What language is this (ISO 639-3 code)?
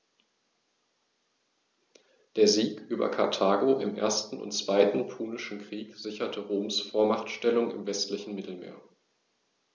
deu